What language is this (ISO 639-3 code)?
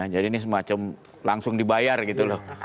ind